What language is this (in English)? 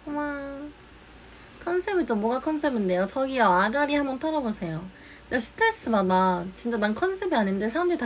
Korean